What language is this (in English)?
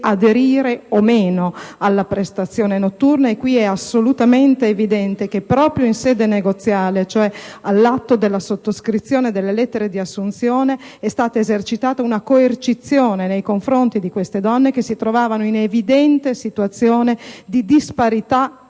Italian